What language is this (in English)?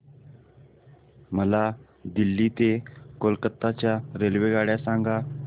Marathi